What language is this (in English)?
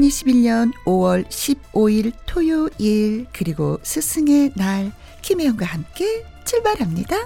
Korean